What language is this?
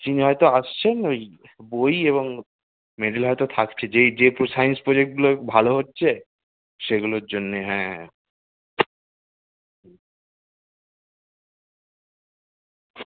Bangla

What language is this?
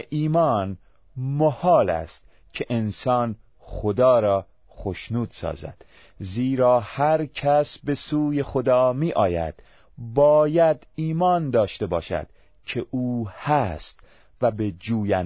Persian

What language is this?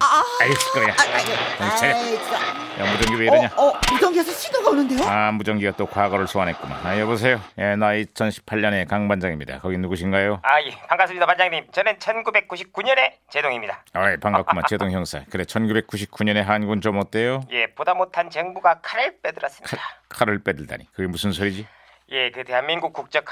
Korean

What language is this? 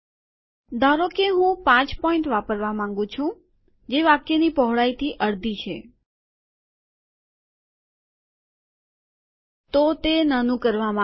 Gujarati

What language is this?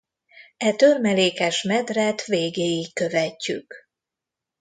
Hungarian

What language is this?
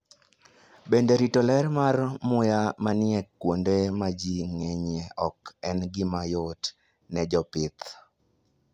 Luo (Kenya and Tanzania)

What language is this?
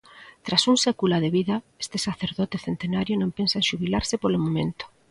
Galician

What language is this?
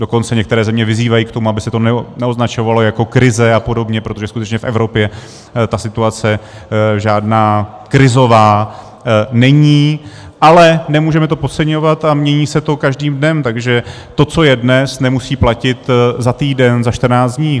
Czech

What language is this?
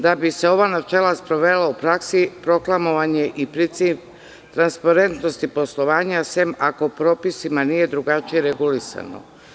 Serbian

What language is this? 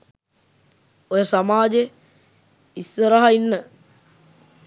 Sinhala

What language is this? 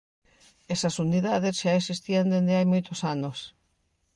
Galician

